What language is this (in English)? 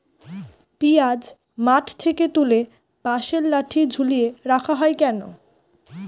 Bangla